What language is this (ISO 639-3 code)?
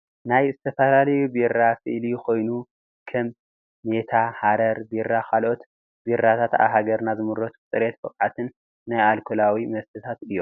tir